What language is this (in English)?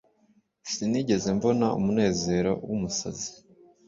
Kinyarwanda